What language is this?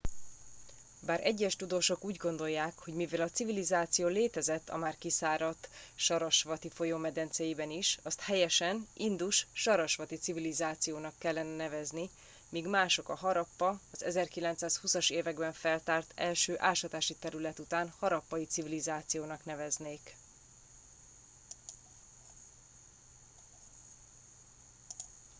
Hungarian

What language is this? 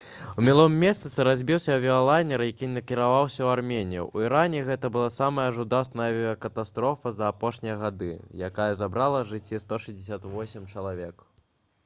Belarusian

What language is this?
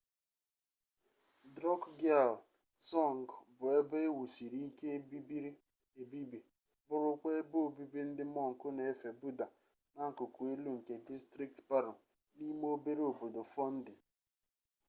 Igbo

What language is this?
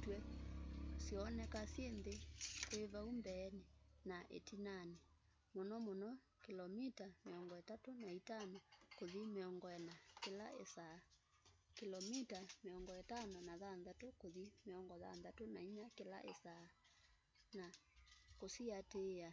Kamba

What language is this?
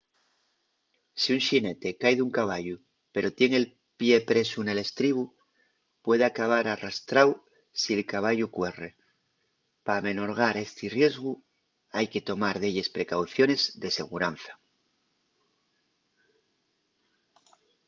Asturian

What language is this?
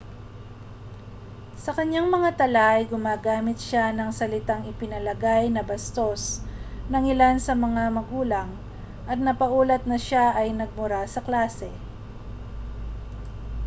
Filipino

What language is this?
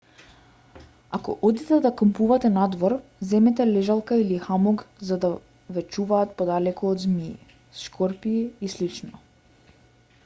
Macedonian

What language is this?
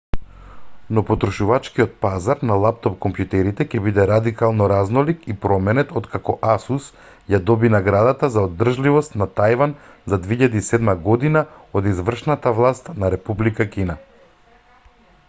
Macedonian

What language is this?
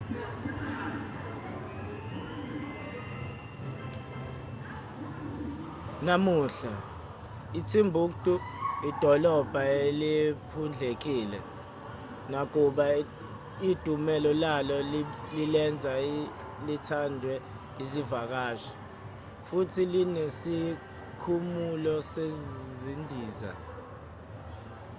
Zulu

